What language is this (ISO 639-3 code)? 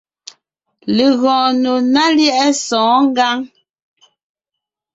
nnh